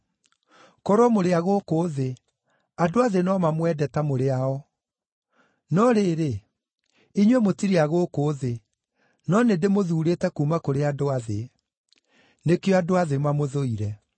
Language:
Kikuyu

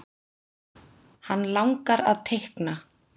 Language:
Icelandic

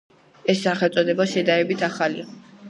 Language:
Georgian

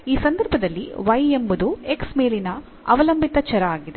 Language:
Kannada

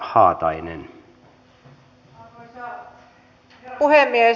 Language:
Finnish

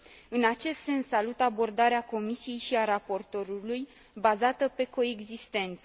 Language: Romanian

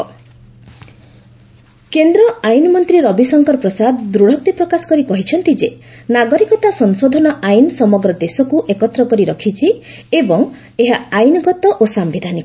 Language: Odia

